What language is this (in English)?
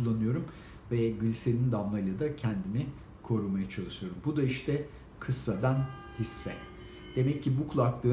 Turkish